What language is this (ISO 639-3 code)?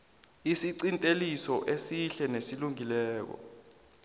nbl